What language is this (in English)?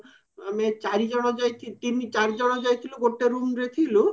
Odia